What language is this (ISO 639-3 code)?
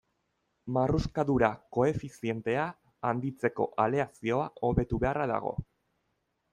eus